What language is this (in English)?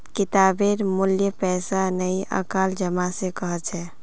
Magahi